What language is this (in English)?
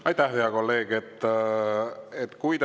Estonian